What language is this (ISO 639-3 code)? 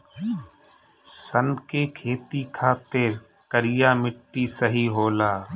bho